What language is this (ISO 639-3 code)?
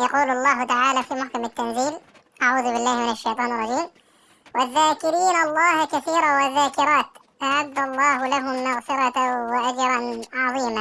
ara